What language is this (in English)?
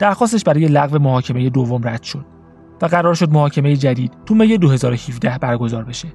Persian